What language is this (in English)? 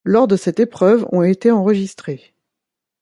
French